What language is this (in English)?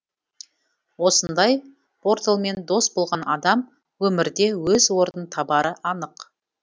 Kazakh